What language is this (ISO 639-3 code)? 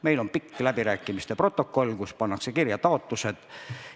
est